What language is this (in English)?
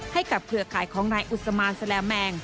Thai